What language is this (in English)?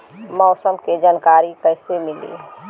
Bhojpuri